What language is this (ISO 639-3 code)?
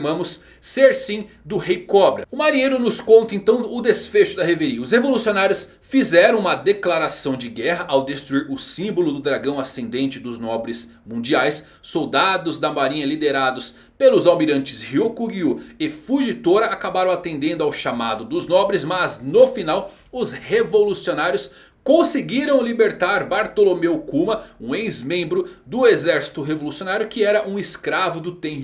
por